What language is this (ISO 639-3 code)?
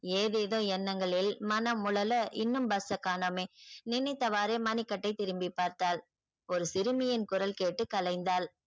tam